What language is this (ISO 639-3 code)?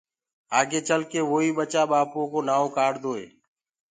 ggg